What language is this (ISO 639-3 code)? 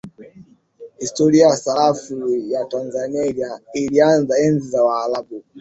swa